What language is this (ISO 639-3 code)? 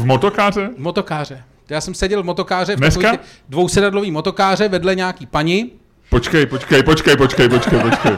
ces